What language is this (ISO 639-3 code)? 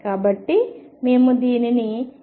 tel